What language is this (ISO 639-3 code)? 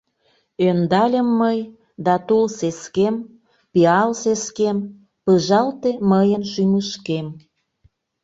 chm